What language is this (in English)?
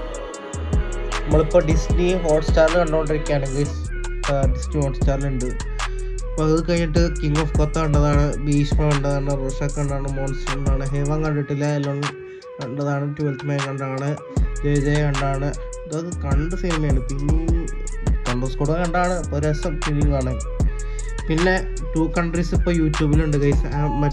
Malayalam